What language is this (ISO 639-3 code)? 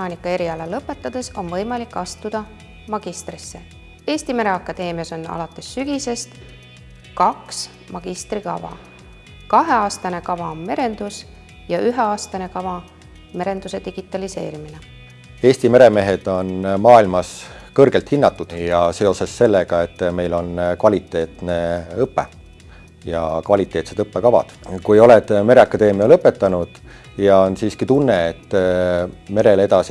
est